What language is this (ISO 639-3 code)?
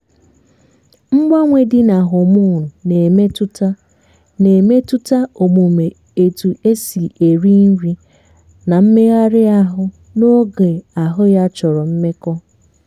ibo